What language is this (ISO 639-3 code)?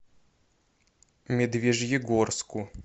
rus